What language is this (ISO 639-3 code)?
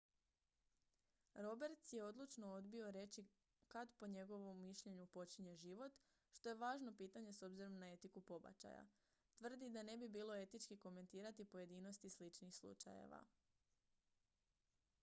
hrv